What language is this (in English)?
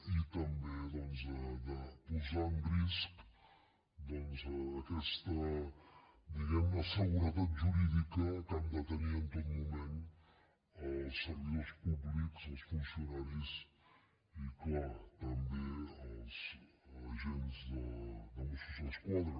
Catalan